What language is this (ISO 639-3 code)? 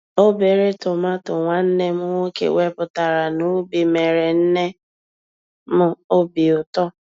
ibo